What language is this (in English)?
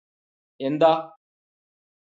Malayalam